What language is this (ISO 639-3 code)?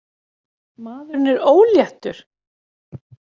isl